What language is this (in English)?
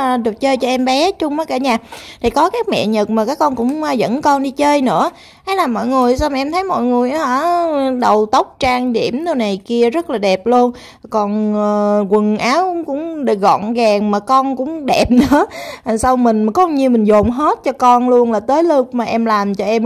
Vietnamese